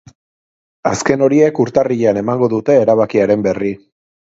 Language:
Basque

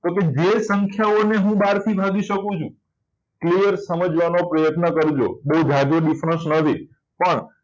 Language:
Gujarati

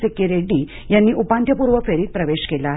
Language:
Marathi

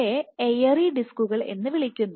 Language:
Malayalam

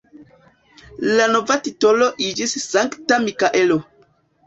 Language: Esperanto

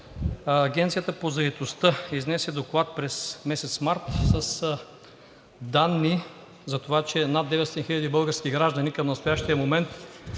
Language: Bulgarian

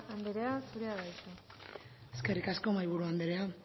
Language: Basque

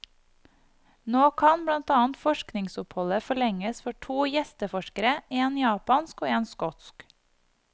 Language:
Norwegian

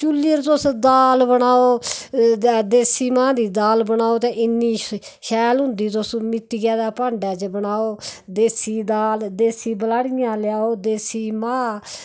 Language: Dogri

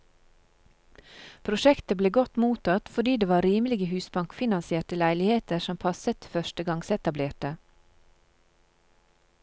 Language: Norwegian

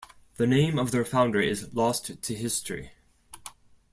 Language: English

